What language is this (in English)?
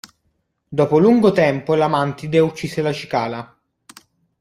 Italian